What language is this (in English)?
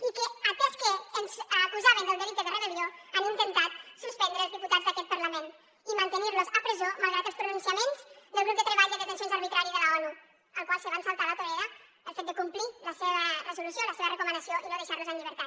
Catalan